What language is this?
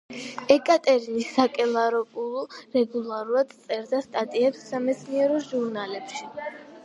Georgian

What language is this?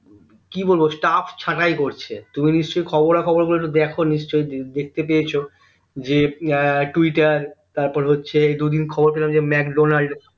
Bangla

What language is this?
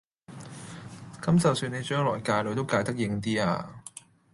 Cantonese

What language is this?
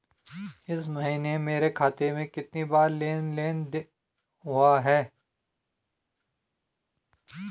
Hindi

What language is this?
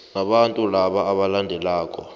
South Ndebele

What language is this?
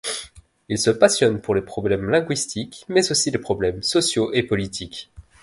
French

